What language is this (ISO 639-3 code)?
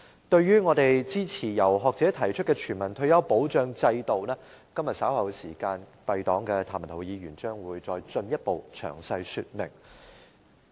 yue